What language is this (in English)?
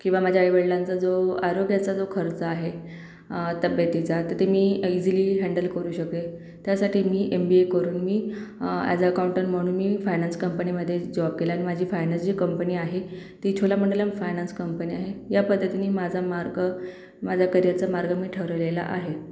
Marathi